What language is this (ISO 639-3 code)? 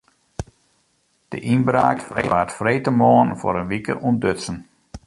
fry